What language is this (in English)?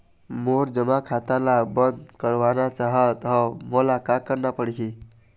Chhattisgarhi